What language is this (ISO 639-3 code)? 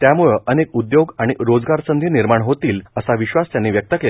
mar